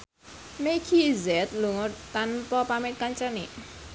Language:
Javanese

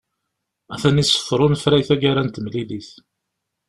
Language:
Kabyle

